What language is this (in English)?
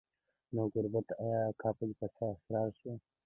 Pashto